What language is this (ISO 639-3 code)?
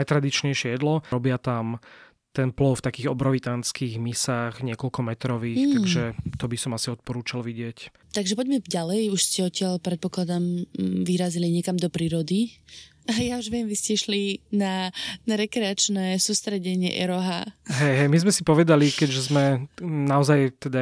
slk